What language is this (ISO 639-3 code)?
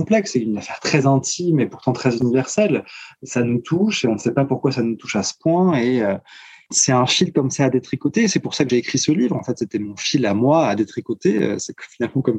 fra